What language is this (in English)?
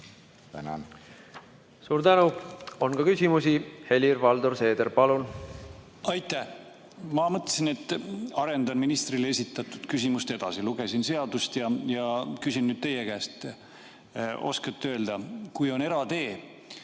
Estonian